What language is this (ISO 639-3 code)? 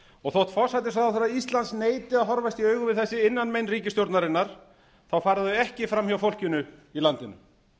isl